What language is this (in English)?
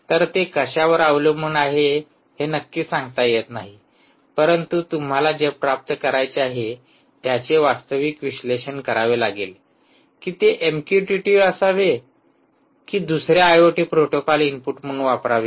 Marathi